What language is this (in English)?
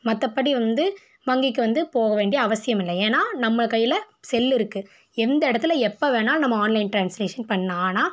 Tamil